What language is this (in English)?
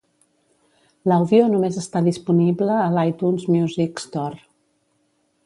Catalan